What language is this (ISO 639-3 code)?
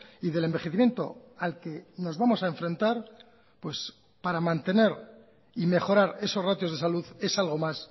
spa